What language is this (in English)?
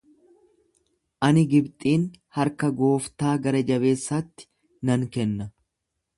Oromo